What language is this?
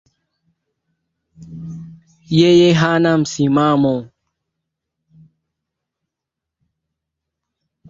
Swahili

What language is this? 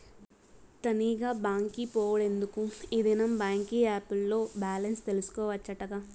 Telugu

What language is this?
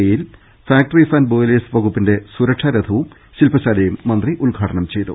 Malayalam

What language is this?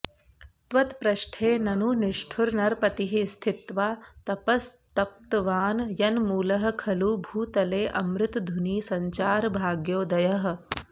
Sanskrit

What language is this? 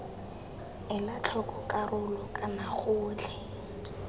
Tswana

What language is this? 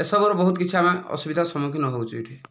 Odia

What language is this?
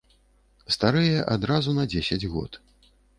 Belarusian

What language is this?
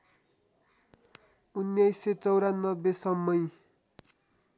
Nepali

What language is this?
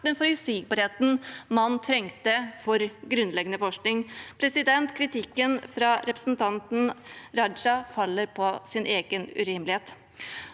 Norwegian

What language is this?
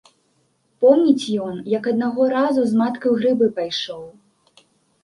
Belarusian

